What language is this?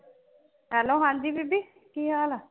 Punjabi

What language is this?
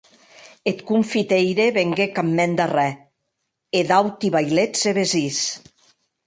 Occitan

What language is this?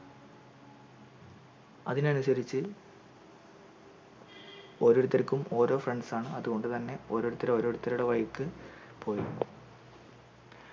Malayalam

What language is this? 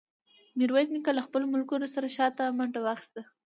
Pashto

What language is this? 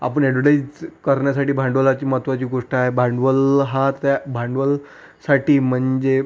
Marathi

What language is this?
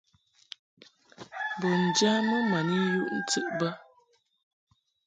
Mungaka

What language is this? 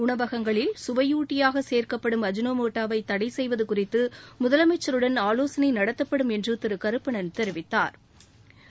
Tamil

